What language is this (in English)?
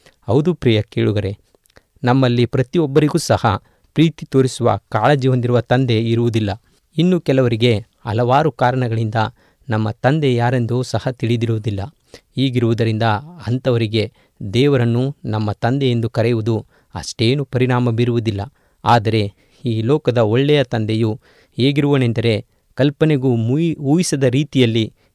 Kannada